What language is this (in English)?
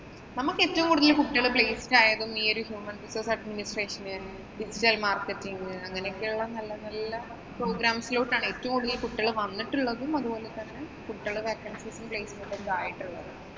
Malayalam